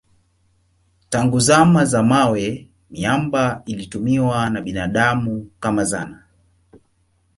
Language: Swahili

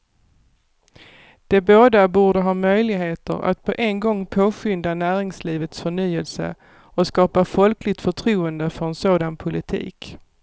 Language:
Swedish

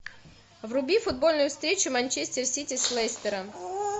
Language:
Russian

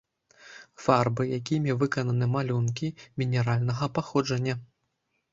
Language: Belarusian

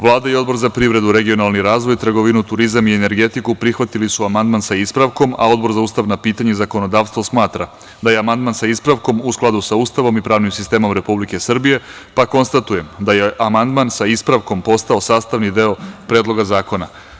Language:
Serbian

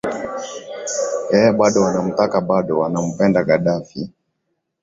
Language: Swahili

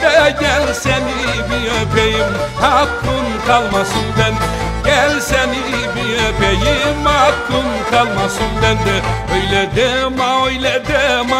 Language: Turkish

